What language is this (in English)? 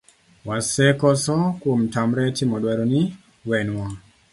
Luo (Kenya and Tanzania)